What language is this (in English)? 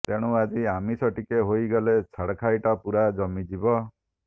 Odia